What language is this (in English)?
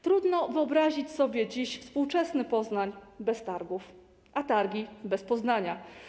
Polish